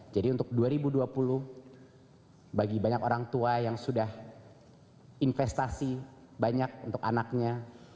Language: Indonesian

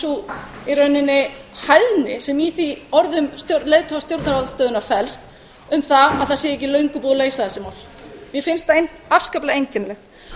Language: Icelandic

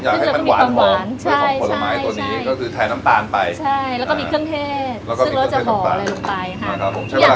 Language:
Thai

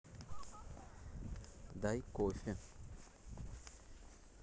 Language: Russian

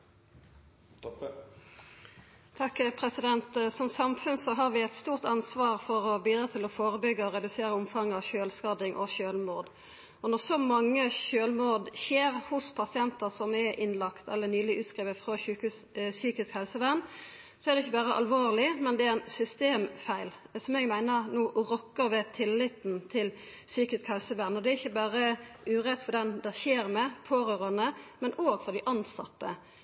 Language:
Norwegian Nynorsk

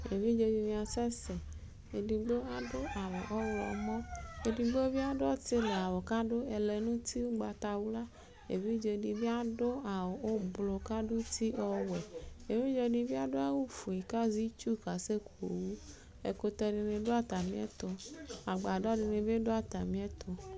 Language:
Ikposo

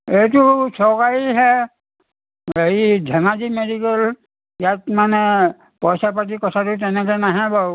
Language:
Assamese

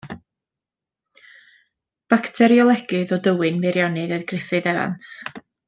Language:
Welsh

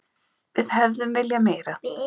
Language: Icelandic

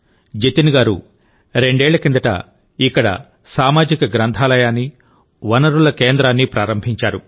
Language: Telugu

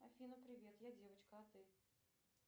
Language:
Russian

